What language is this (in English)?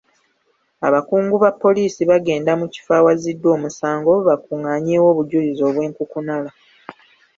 Ganda